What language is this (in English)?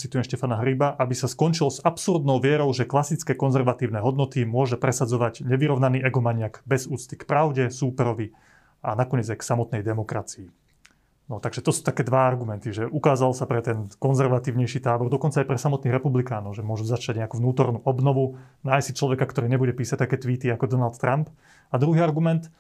Slovak